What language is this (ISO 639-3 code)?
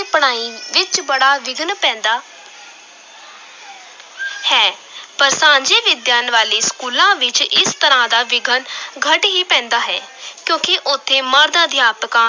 pan